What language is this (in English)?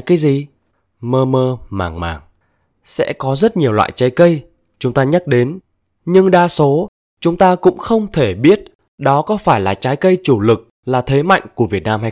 Vietnamese